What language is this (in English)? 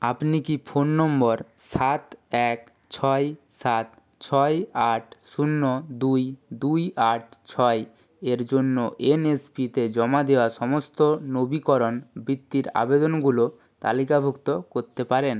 Bangla